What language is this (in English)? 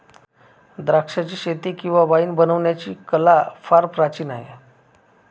Marathi